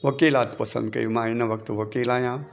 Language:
Sindhi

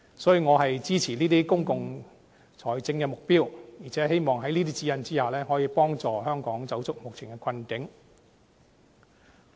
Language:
Cantonese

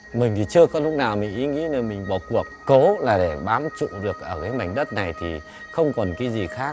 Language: Vietnamese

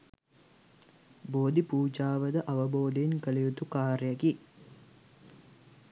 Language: Sinhala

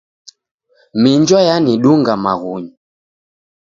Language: Taita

